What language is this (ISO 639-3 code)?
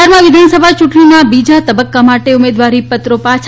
guj